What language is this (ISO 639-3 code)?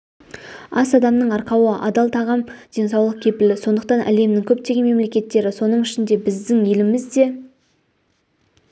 kaz